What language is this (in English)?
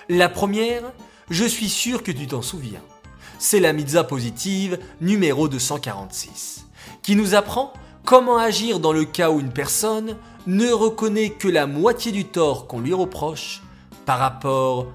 French